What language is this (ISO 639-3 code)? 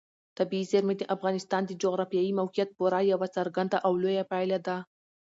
pus